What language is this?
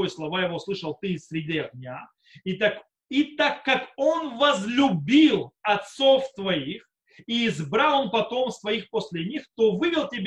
Russian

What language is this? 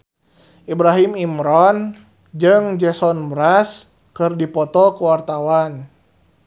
Sundanese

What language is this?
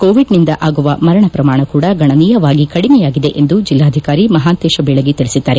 Kannada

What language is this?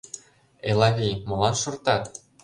Mari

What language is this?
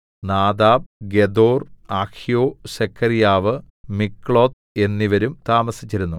Malayalam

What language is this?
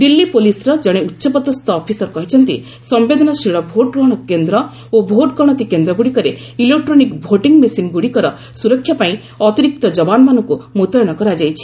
Odia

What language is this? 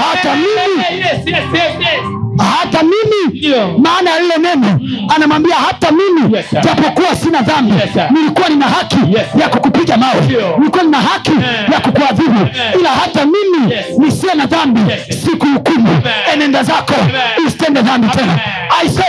Swahili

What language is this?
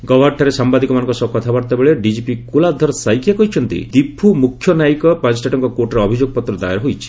Odia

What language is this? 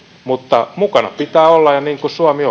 Finnish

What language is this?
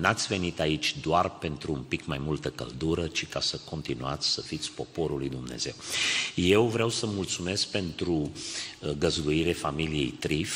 Romanian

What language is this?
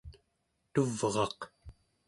Central Yupik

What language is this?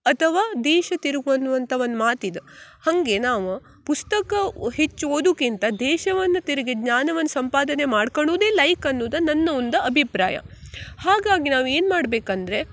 Kannada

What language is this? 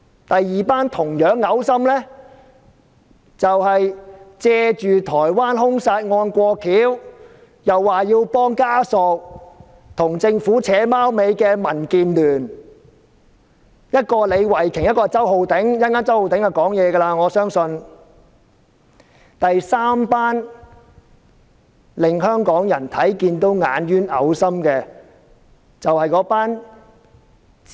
Cantonese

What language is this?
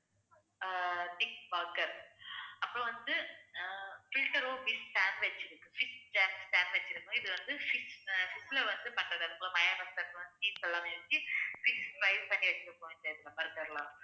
Tamil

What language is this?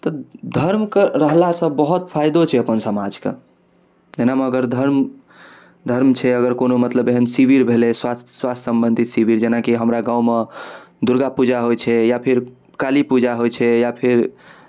Maithili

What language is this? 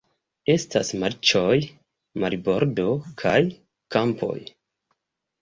Esperanto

